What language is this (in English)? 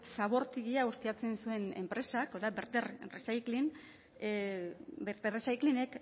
Basque